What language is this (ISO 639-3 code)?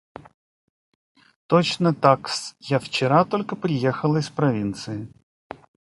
rus